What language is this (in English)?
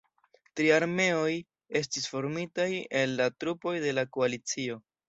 Esperanto